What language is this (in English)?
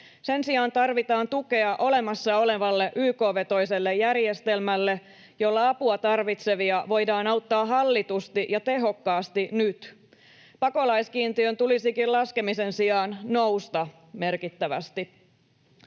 Finnish